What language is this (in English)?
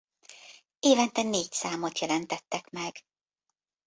Hungarian